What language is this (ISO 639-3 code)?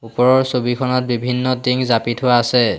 asm